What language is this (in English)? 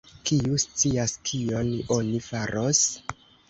Esperanto